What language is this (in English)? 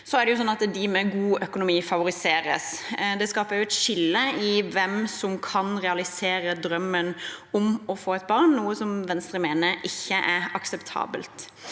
Norwegian